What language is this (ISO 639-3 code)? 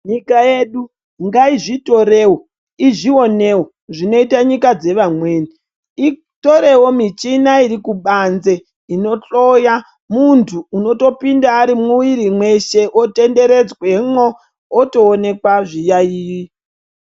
ndc